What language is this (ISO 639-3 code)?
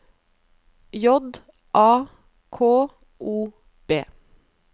nor